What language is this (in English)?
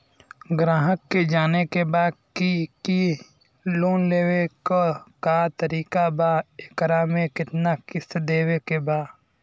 Bhojpuri